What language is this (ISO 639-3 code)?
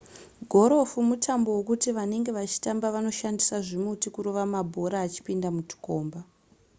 sna